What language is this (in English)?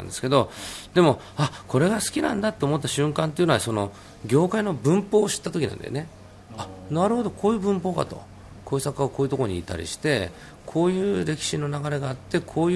Japanese